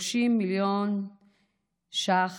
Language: Hebrew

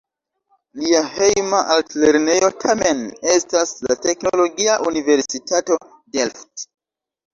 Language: Esperanto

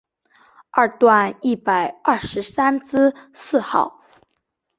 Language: Chinese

